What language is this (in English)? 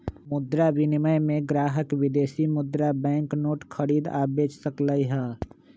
Magahi